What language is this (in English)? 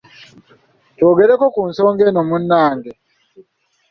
Ganda